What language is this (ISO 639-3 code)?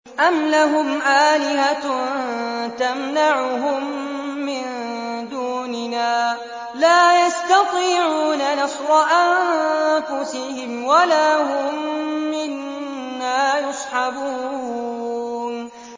ara